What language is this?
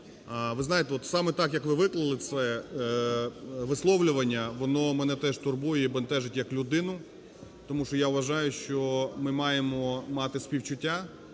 Ukrainian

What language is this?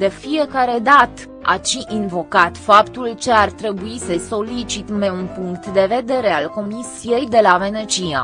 Romanian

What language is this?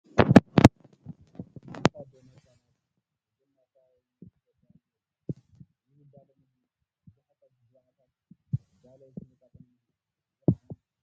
Tigrinya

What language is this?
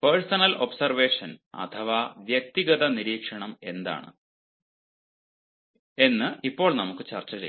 Malayalam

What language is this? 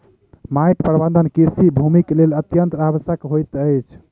Maithili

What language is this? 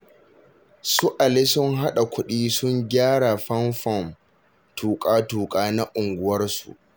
Hausa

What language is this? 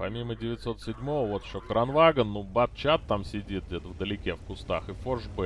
Russian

